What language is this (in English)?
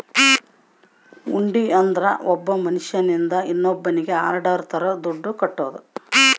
Kannada